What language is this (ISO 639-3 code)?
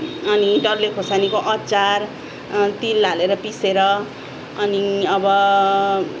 nep